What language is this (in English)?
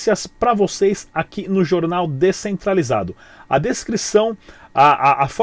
Portuguese